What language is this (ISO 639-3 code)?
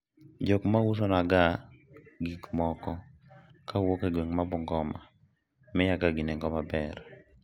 luo